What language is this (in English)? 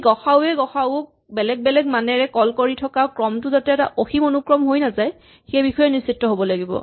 Assamese